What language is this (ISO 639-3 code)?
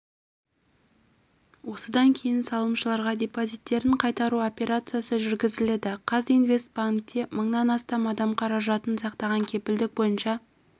kaz